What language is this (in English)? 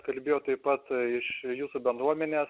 Lithuanian